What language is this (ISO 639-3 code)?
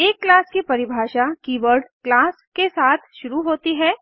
hin